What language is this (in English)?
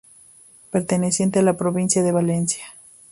Spanish